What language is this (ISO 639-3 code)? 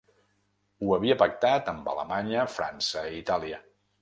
cat